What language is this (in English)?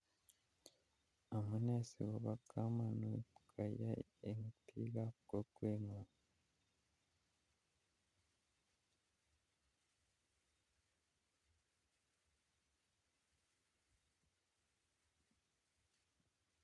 Kalenjin